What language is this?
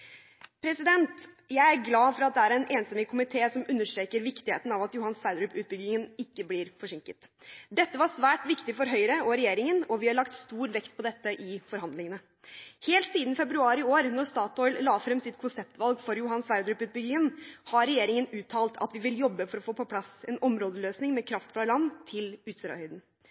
Norwegian Bokmål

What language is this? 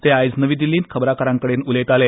Konkani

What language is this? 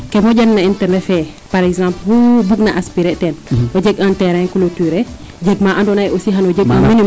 Serer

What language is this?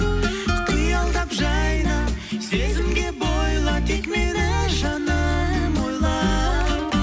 Kazakh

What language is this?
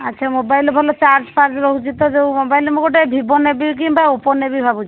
Odia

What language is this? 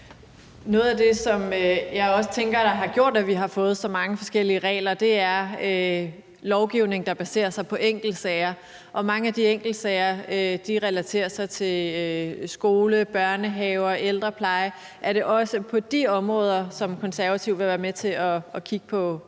Danish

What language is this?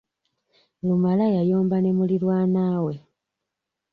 Ganda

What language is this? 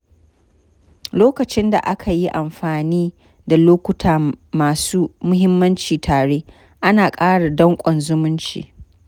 Hausa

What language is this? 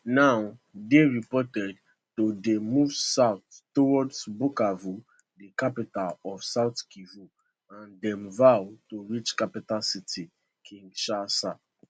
Nigerian Pidgin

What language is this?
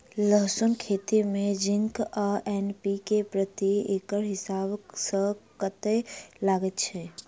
Maithili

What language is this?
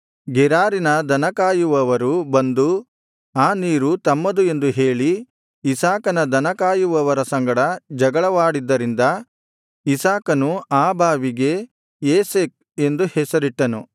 Kannada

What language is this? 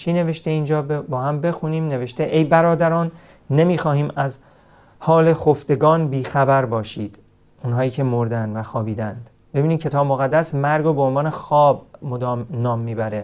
Persian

